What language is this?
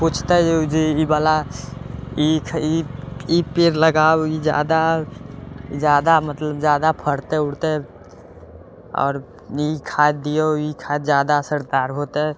Maithili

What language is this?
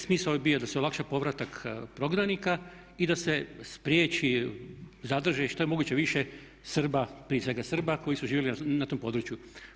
Croatian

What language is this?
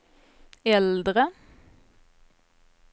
Swedish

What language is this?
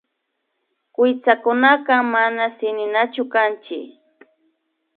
Imbabura Highland Quichua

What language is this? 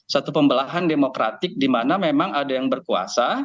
Indonesian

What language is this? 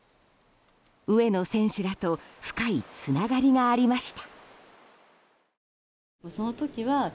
Japanese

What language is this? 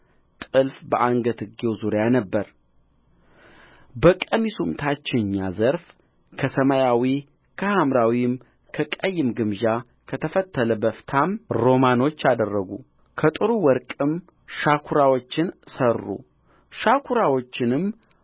Amharic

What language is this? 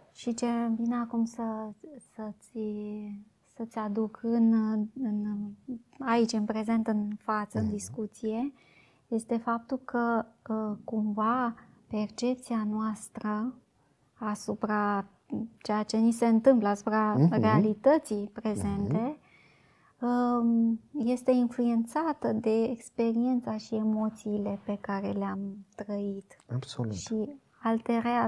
Romanian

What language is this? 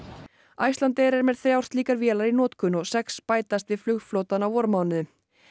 Icelandic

